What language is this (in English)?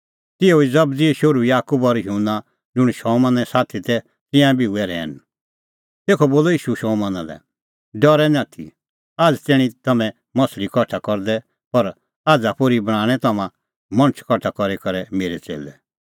Kullu Pahari